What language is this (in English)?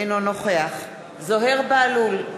Hebrew